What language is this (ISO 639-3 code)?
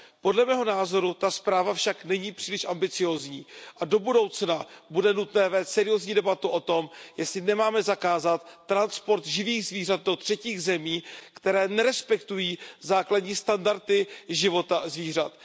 ces